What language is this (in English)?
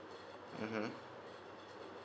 English